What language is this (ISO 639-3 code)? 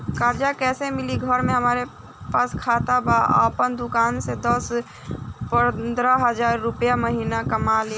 bho